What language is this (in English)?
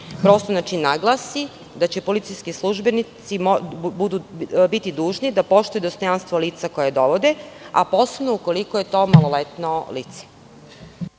Serbian